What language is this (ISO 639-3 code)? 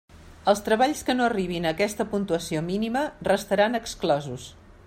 cat